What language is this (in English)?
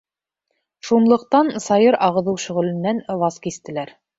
Bashkir